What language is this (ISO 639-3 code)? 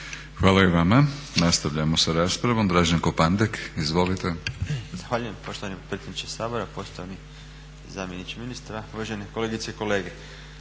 hrv